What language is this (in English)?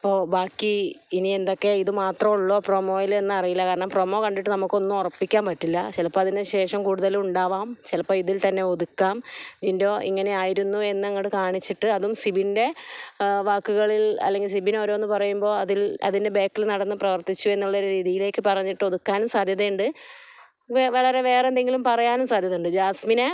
Malayalam